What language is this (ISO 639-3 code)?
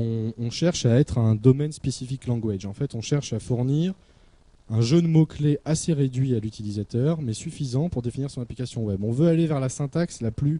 fra